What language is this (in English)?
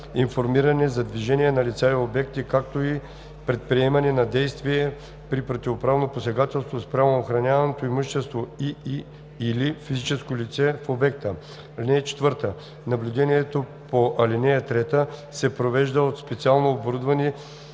Bulgarian